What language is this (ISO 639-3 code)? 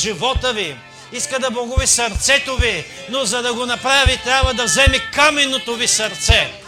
bul